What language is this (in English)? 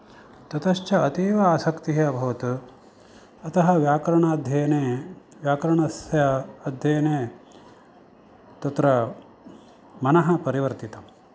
Sanskrit